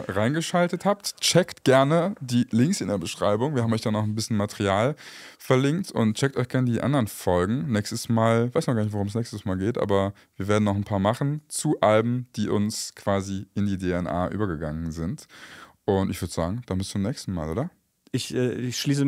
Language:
German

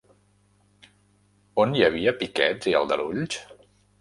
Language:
Catalan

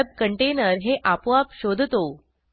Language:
Marathi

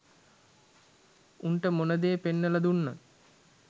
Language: Sinhala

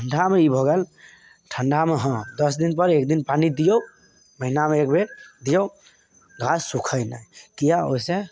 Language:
Maithili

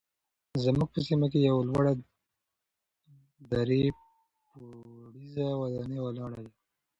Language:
Pashto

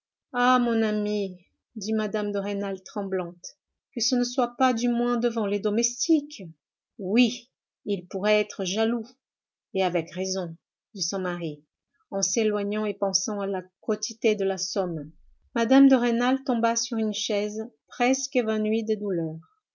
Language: French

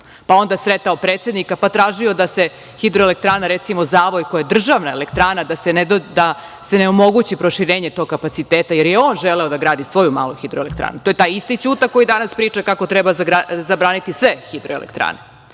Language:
Serbian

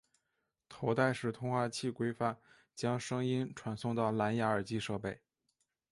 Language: Chinese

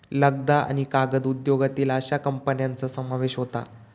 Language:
Marathi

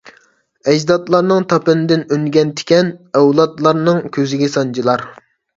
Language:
Uyghur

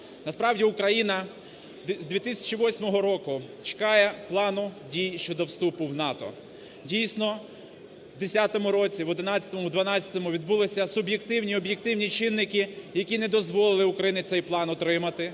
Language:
Ukrainian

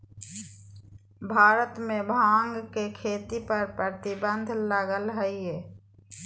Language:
Magahi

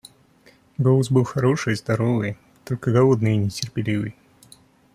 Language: Russian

